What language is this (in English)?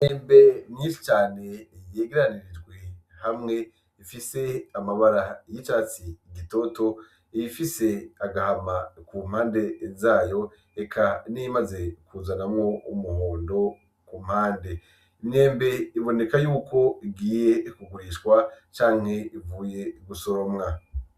Rundi